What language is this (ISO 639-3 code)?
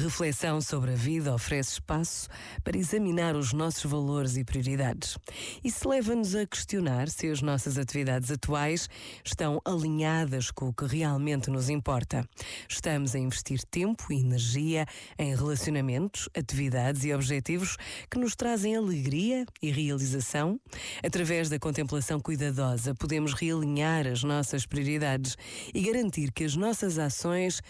por